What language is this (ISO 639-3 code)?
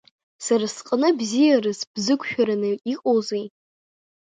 abk